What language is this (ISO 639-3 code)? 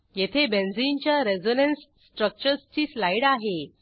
mar